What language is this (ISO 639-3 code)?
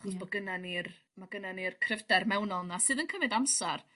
cym